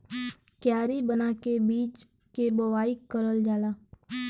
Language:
Bhojpuri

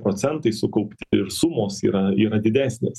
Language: Lithuanian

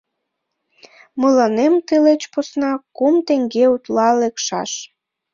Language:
Mari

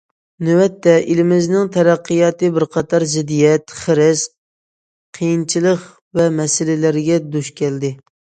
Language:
Uyghur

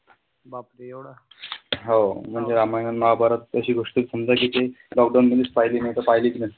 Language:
Marathi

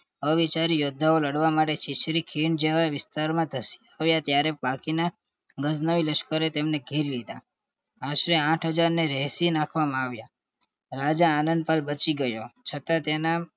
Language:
Gujarati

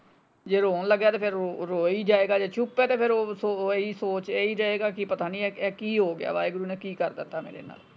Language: Punjabi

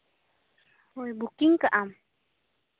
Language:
Santali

